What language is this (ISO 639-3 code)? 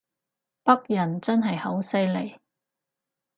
yue